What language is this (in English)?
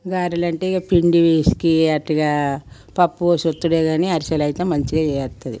Telugu